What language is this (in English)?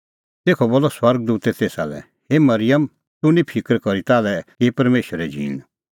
Kullu Pahari